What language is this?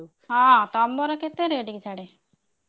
Odia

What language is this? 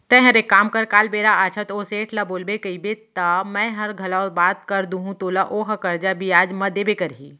Chhattisgarhi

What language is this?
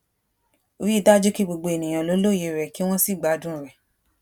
Yoruba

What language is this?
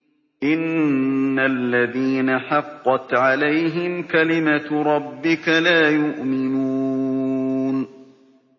Arabic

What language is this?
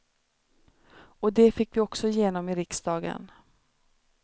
Swedish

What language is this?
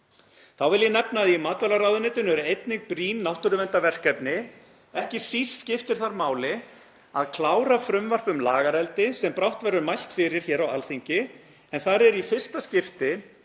Icelandic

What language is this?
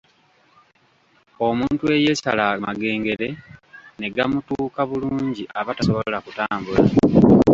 Ganda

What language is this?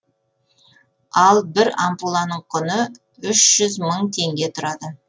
Kazakh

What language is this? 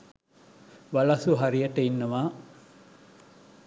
Sinhala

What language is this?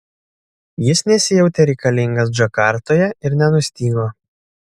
Lithuanian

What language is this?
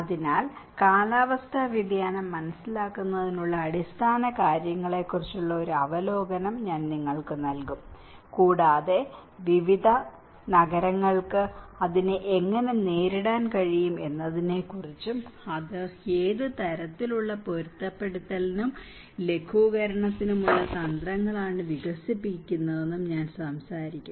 Malayalam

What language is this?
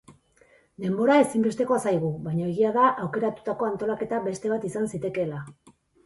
Basque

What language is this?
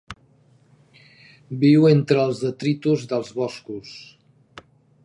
Catalan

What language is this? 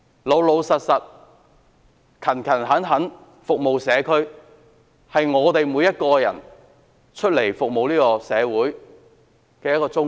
Cantonese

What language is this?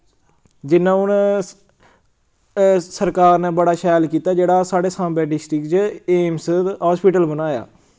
Dogri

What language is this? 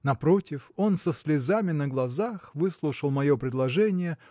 Russian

